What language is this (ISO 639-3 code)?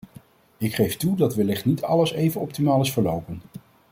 nld